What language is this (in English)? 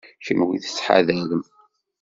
Kabyle